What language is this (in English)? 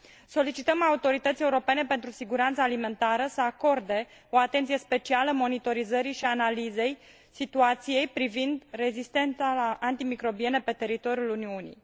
Romanian